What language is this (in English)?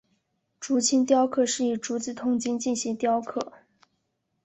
Chinese